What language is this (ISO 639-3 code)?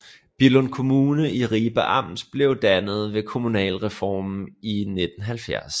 dan